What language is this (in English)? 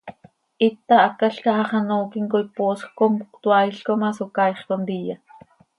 Seri